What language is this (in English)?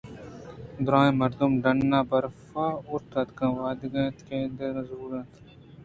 Eastern Balochi